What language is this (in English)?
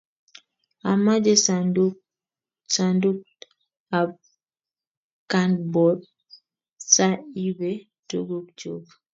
Kalenjin